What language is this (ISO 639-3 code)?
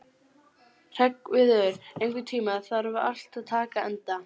isl